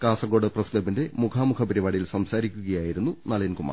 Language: Malayalam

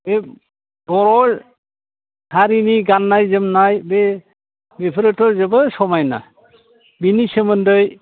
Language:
Bodo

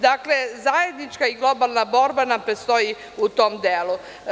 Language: Serbian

